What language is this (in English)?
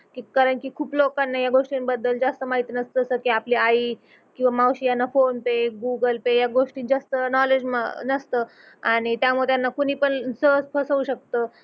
Marathi